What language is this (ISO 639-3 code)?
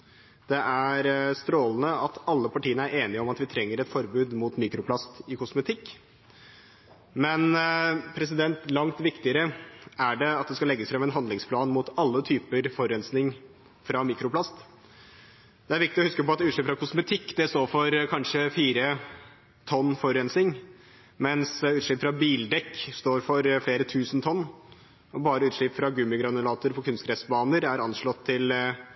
nob